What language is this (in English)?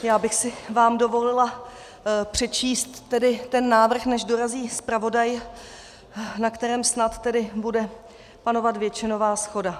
Czech